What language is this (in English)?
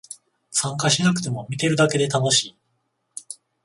Japanese